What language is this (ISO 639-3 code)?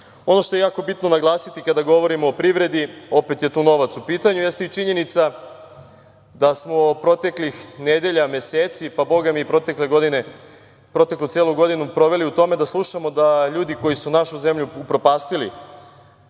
srp